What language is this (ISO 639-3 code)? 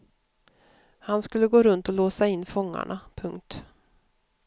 swe